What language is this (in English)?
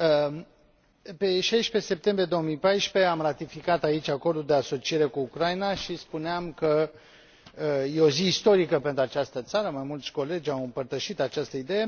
Romanian